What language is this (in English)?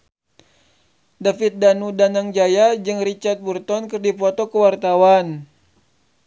Sundanese